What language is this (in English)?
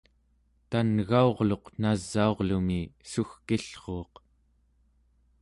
Central Yupik